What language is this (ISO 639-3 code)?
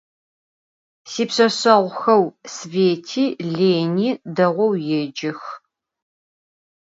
ady